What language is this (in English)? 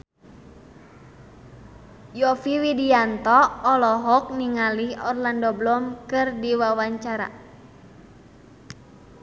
Sundanese